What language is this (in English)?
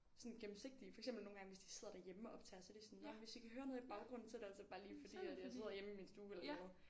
Danish